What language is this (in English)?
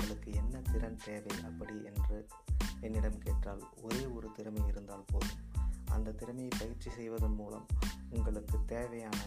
Tamil